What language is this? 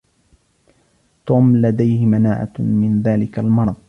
Arabic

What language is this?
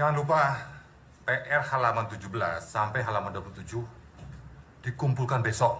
Indonesian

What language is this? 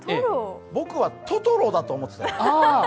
Japanese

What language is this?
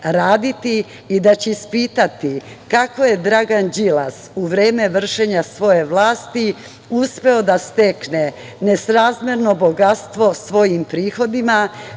Serbian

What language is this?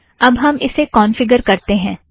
Hindi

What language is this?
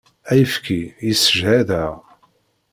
Kabyle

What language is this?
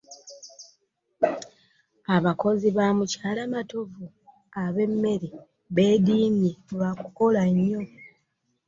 Ganda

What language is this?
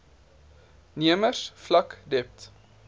Afrikaans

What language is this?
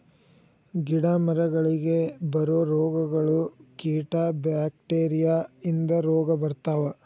Kannada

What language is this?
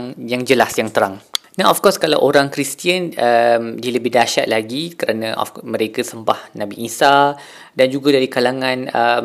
Malay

